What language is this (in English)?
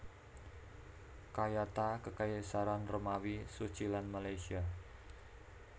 Javanese